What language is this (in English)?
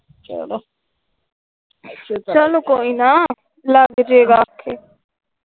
Punjabi